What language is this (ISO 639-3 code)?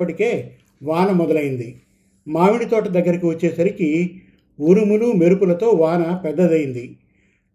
tel